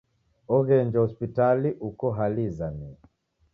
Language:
Taita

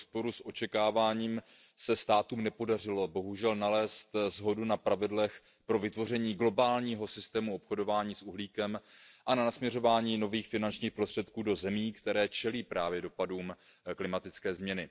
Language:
Czech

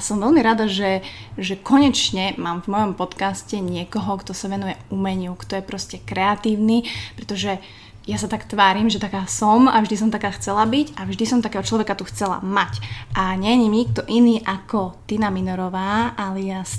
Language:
Slovak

